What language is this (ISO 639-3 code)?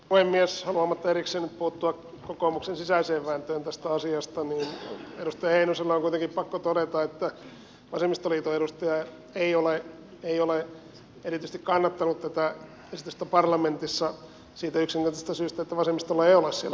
fin